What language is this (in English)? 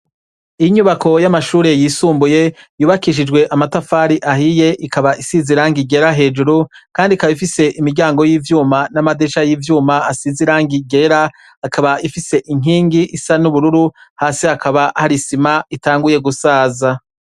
Rundi